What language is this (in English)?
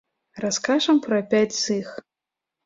Belarusian